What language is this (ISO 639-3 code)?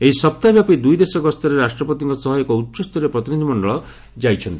ori